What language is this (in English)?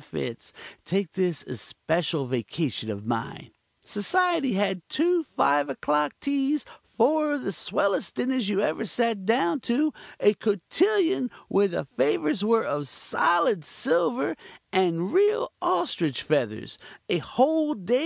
English